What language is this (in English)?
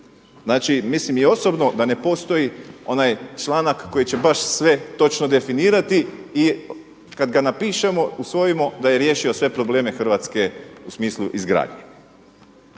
Croatian